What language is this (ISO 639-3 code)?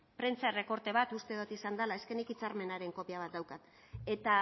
eus